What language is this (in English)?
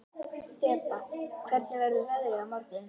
Icelandic